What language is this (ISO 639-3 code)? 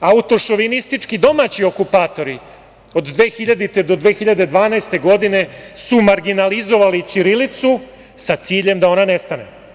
srp